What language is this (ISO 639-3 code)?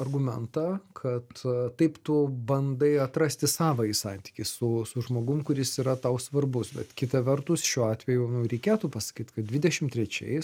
lit